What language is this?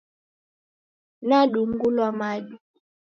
Taita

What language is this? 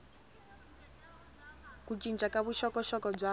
Tsonga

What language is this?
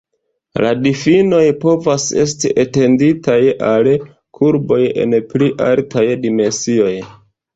Esperanto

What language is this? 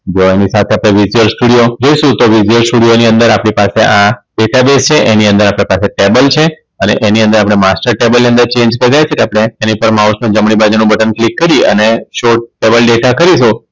Gujarati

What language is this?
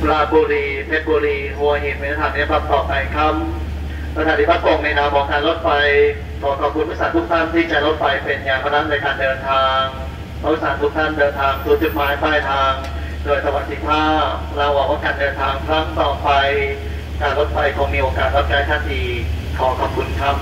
Thai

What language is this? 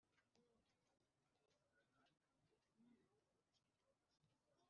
Kinyarwanda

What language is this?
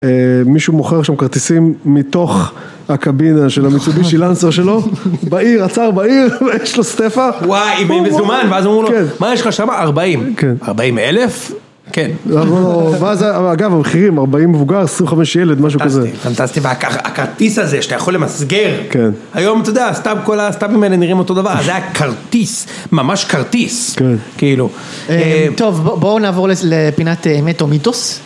Hebrew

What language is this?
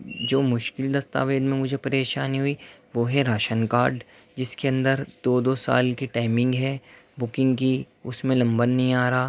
Urdu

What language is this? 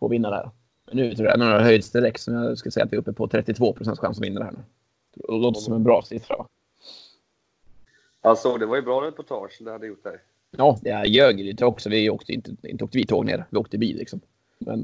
Swedish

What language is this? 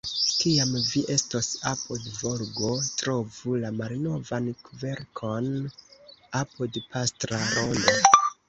Esperanto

